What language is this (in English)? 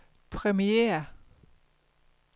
Danish